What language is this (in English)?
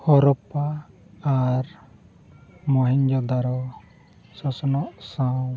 Santali